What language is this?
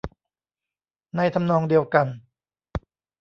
Thai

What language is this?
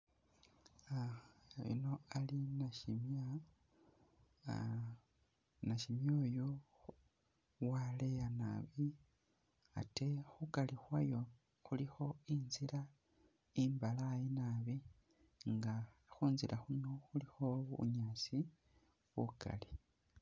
Masaaba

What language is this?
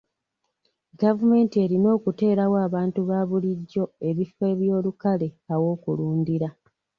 Ganda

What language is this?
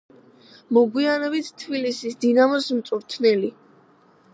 Georgian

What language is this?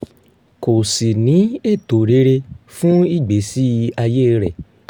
Yoruba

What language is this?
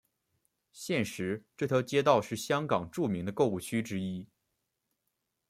Chinese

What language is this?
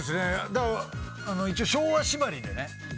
Japanese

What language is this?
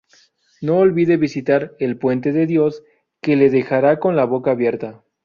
Spanish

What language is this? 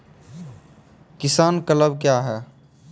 Maithili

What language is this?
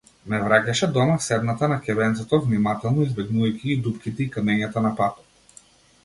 Macedonian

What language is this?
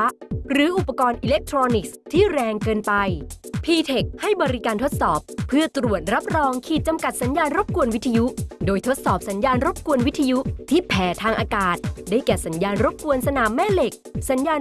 Thai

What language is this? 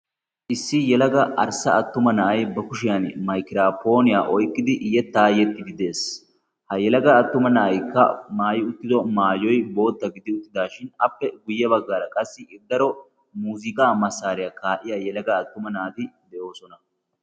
Wolaytta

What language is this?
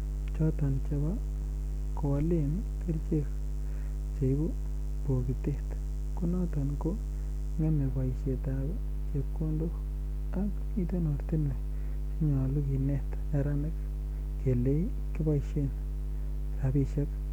Kalenjin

